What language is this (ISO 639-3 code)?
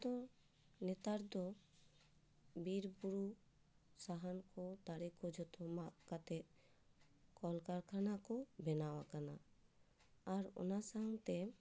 sat